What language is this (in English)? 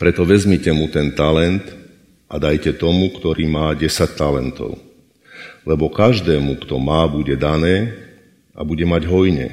Slovak